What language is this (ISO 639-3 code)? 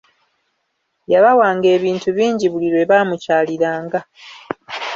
lug